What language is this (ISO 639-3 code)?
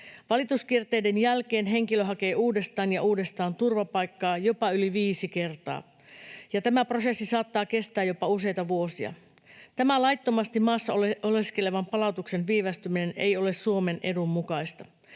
fin